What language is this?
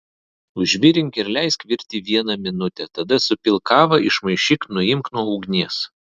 Lithuanian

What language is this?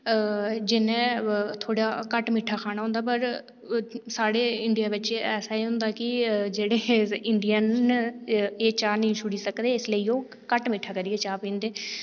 Dogri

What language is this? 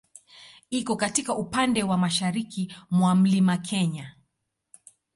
Swahili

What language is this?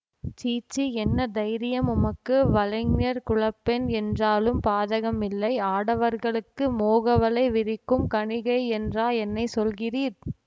Tamil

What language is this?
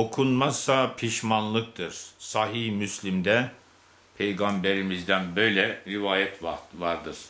Turkish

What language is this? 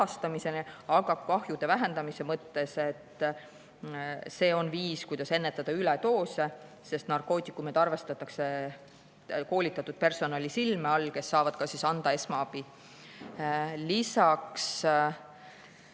Estonian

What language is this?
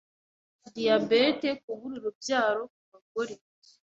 Kinyarwanda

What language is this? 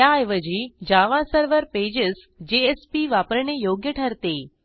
Marathi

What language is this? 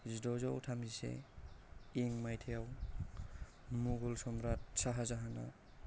Bodo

